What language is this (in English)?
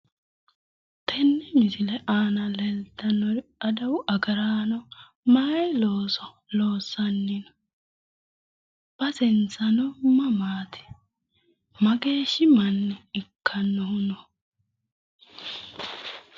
Sidamo